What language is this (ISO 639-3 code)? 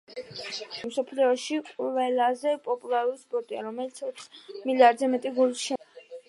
kat